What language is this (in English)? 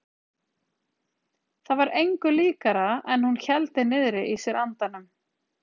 Icelandic